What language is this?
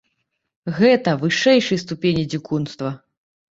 Belarusian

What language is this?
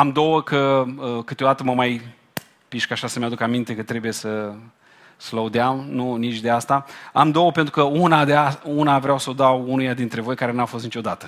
Romanian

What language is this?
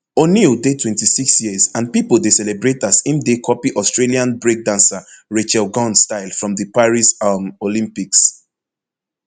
Nigerian Pidgin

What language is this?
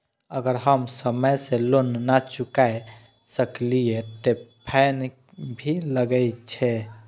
Maithili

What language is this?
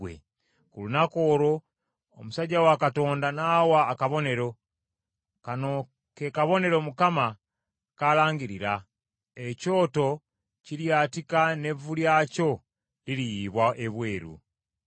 Ganda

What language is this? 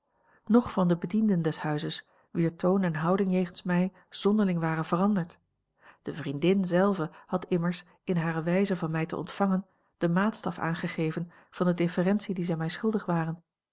Dutch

